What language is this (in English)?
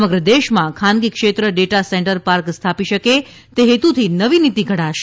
Gujarati